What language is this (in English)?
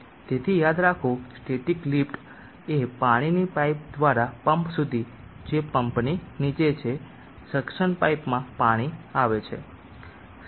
Gujarati